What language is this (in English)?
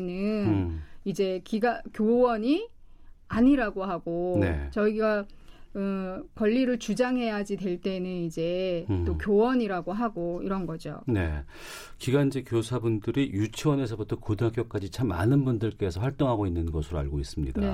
Korean